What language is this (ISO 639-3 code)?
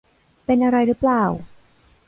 tha